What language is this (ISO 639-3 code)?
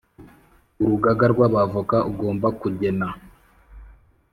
kin